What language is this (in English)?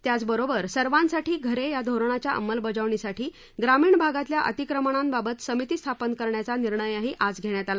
Marathi